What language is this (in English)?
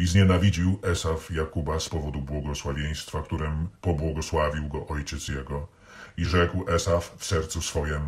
Polish